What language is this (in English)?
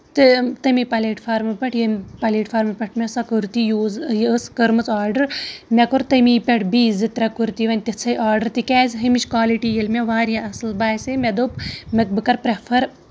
Kashmiri